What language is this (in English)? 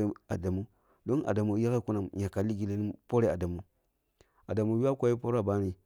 Kulung (Nigeria)